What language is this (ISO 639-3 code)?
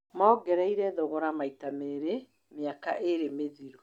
kik